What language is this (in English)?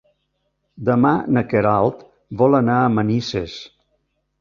Catalan